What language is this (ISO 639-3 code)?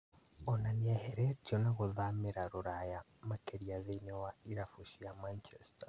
kik